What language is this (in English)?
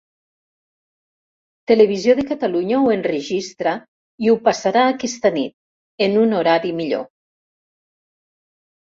Catalan